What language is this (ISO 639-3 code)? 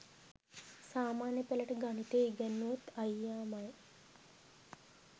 sin